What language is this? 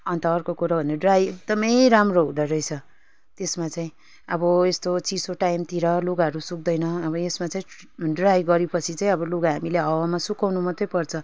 Nepali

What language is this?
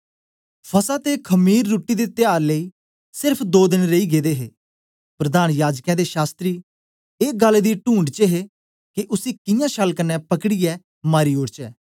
Dogri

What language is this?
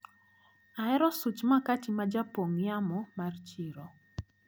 Luo (Kenya and Tanzania)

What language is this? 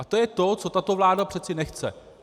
Czech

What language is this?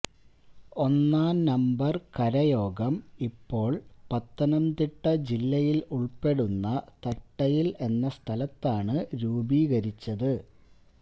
Malayalam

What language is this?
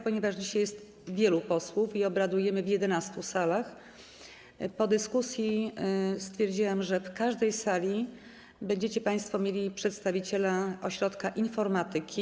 Polish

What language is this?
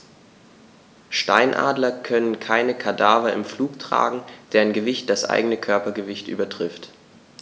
German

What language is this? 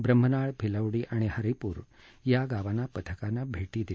Marathi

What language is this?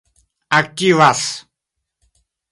Esperanto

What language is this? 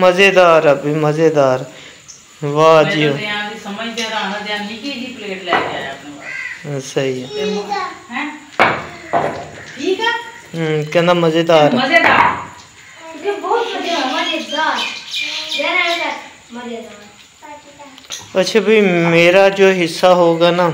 Punjabi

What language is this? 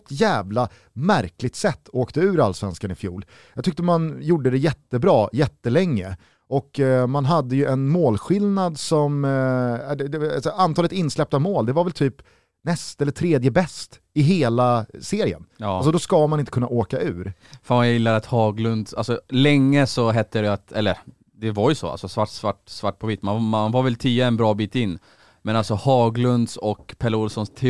Swedish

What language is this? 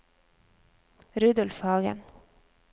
Norwegian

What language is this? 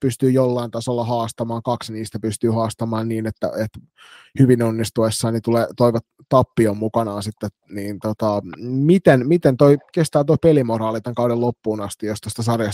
Finnish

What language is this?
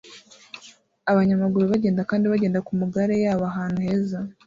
Kinyarwanda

